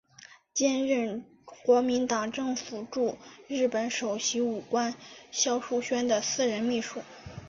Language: Chinese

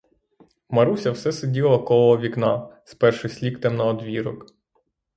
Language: Ukrainian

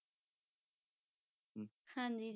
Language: Punjabi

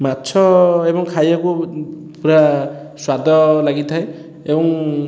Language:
Odia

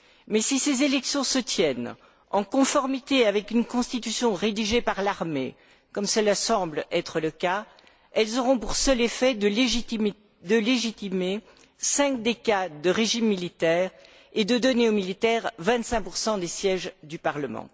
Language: French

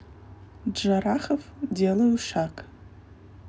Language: Russian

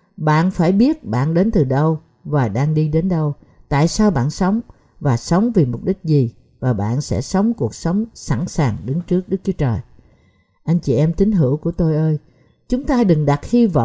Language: Vietnamese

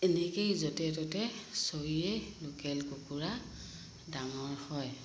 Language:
Assamese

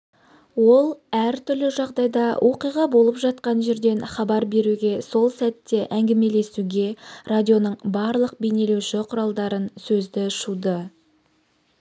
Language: Kazakh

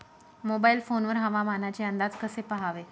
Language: Marathi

